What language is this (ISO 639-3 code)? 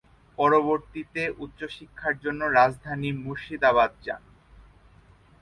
ben